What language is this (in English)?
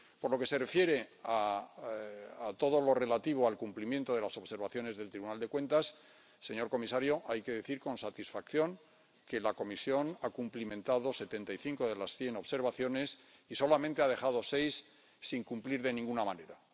Spanish